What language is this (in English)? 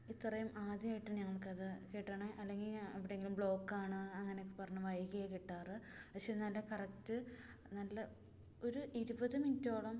Malayalam